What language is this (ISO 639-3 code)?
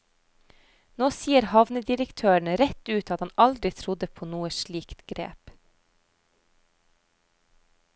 nor